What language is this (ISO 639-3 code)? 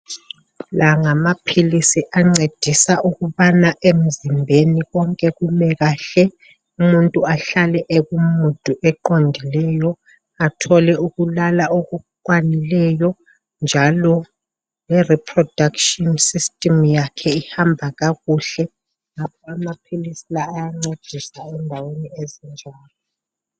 nde